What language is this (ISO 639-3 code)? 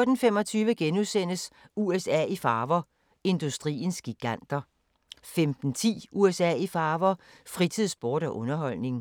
dan